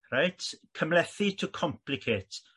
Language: Welsh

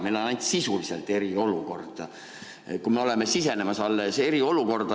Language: Estonian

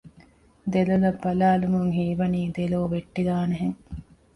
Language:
Divehi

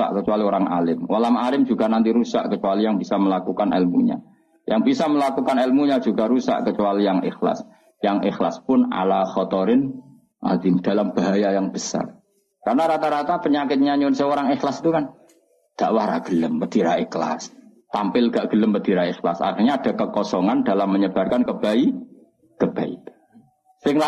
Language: Indonesian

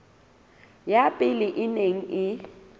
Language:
Southern Sotho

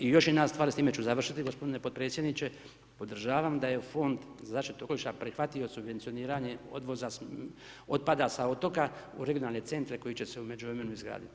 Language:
Croatian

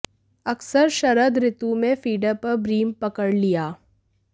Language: Hindi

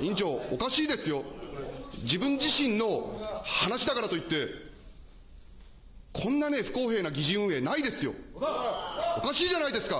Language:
Japanese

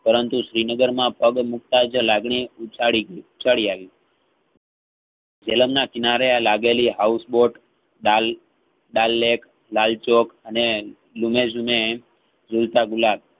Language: Gujarati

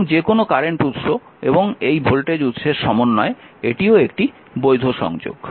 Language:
Bangla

